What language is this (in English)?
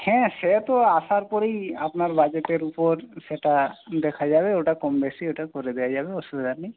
Bangla